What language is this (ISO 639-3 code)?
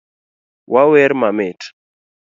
luo